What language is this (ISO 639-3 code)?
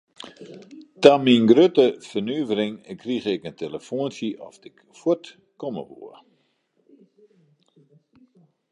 fry